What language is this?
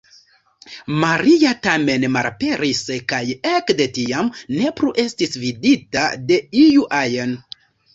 Esperanto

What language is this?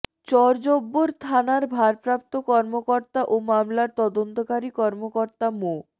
Bangla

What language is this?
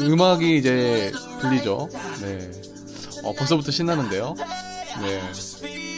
Korean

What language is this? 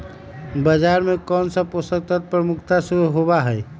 Magahi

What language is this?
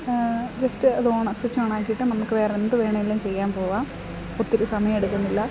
Malayalam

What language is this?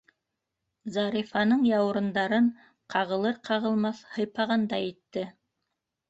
Bashkir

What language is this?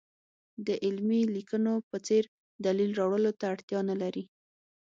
Pashto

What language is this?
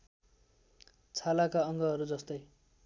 Nepali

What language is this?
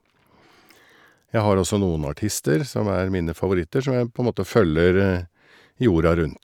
Norwegian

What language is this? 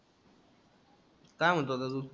Marathi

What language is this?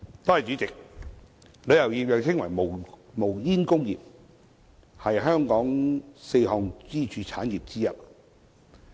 Cantonese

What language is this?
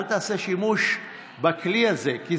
Hebrew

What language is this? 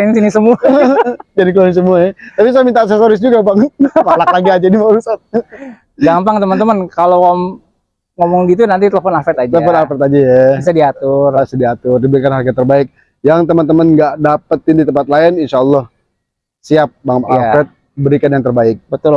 Indonesian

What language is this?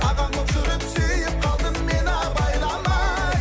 Kazakh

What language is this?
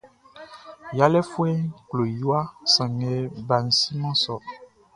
Baoulé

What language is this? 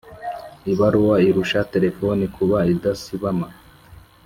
Kinyarwanda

